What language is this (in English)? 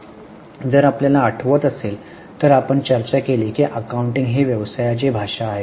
Marathi